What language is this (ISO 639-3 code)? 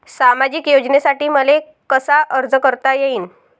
mar